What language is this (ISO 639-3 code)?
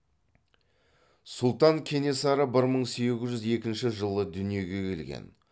kaz